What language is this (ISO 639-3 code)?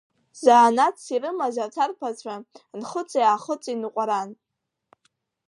abk